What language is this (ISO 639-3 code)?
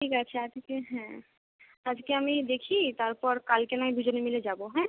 ben